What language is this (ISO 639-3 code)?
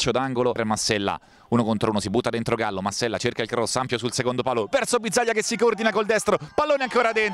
ita